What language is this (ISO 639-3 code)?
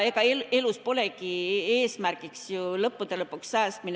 est